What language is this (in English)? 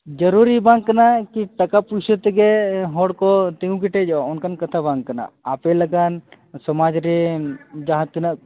Santali